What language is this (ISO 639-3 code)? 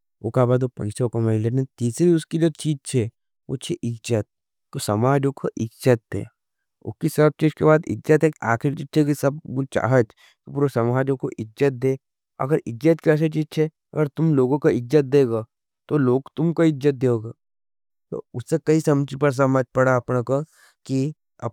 noe